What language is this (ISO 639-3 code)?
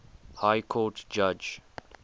eng